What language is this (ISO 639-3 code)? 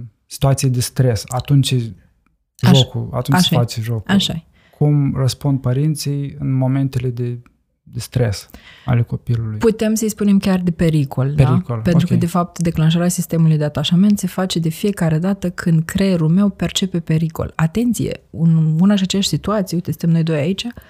ron